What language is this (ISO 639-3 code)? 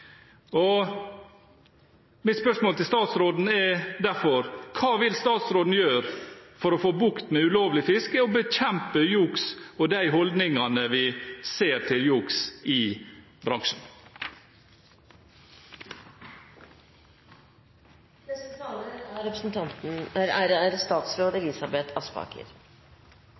nob